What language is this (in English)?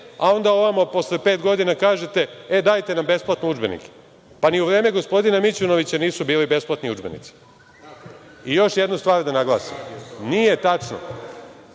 Serbian